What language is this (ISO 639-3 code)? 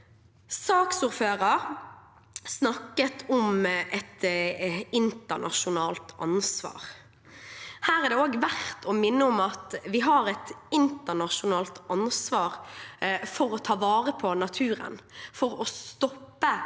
nor